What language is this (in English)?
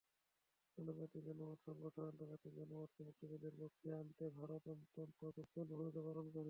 Bangla